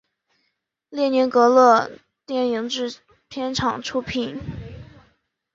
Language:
Chinese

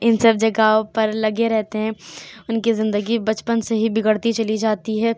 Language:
Urdu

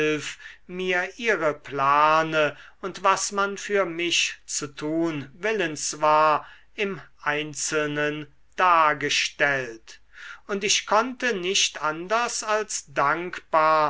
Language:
German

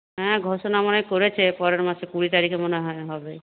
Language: Bangla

